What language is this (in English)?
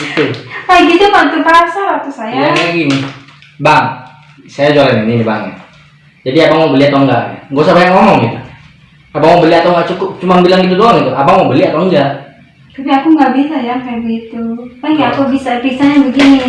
Indonesian